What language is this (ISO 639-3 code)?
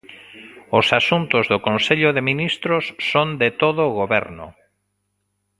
glg